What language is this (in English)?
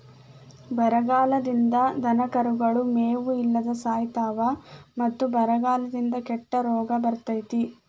Kannada